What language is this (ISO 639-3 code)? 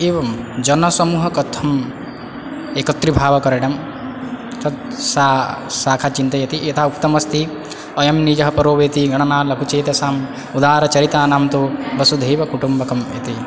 san